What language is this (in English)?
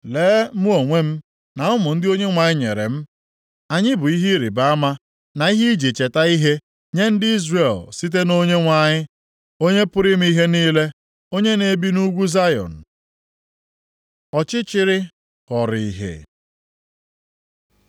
Igbo